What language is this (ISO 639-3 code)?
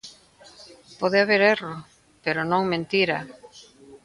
glg